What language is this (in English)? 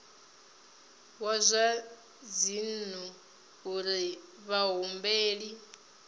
Venda